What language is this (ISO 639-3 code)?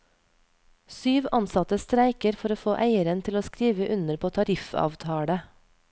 nor